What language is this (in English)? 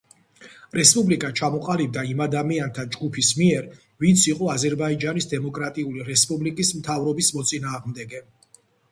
Georgian